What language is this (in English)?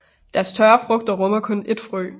Danish